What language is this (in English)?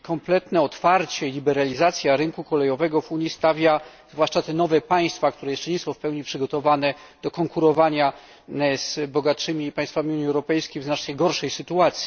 Polish